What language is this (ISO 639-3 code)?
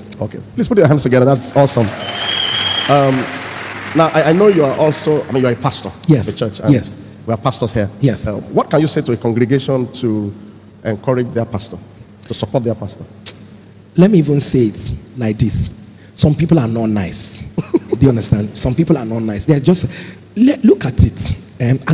eng